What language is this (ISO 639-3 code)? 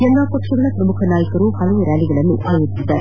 kan